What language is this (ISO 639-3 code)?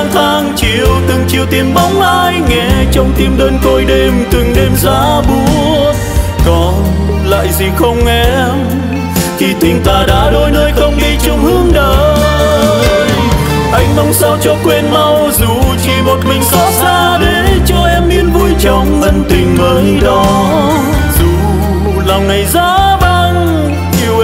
vie